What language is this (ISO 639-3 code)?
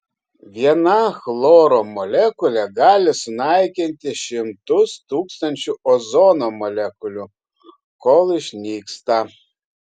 lit